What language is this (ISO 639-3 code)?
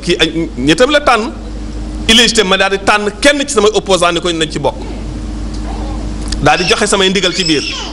fra